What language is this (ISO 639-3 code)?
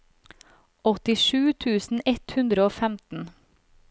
nor